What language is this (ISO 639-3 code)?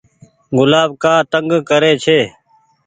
gig